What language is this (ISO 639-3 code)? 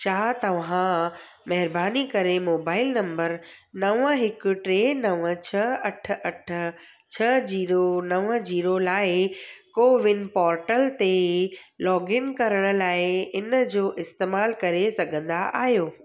snd